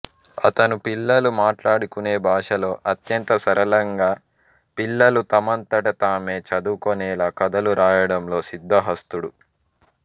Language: Telugu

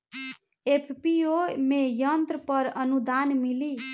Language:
Bhojpuri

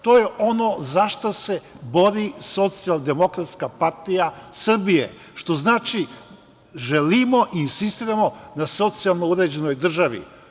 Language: Serbian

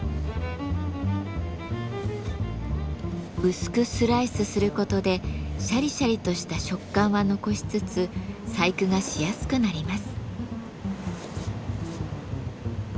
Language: Japanese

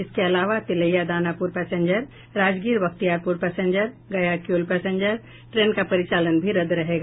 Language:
Hindi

